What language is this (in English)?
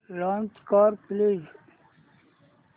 Marathi